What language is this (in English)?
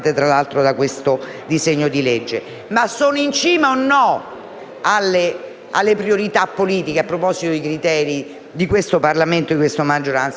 Italian